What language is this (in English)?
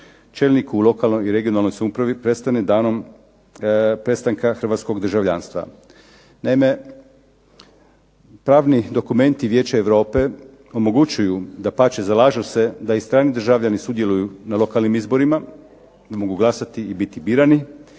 Croatian